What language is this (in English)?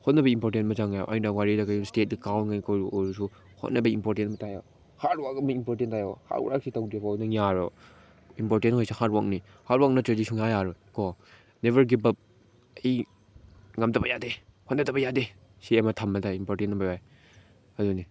Manipuri